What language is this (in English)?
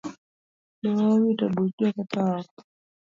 Luo (Kenya and Tanzania)